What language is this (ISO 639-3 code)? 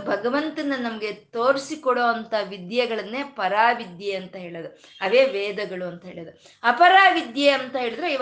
kan